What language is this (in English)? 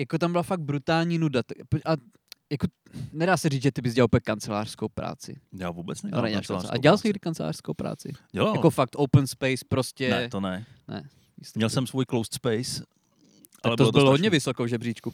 Czech